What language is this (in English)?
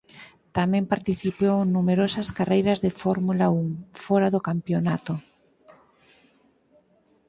Galician